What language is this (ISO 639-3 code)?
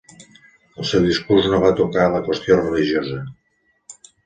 cat